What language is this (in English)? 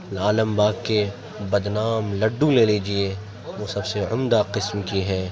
Urdu